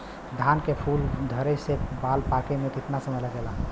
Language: Bhojpuri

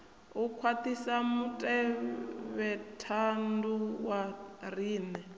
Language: Venda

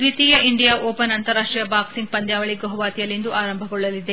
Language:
Kannada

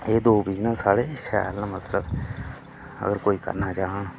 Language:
Dogri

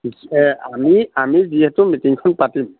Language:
Assamese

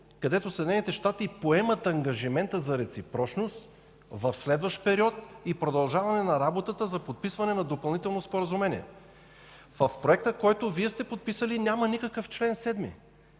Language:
Bulgarian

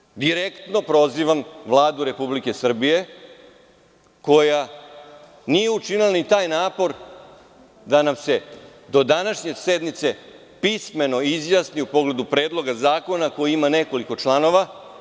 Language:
Serbian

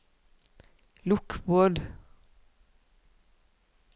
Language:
Norwegian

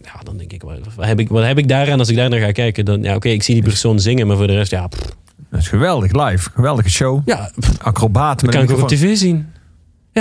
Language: Dutch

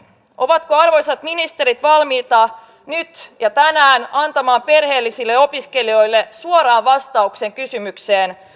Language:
Finnish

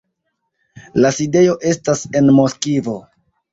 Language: Esperanto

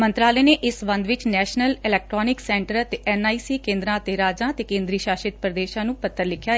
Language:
Punjabi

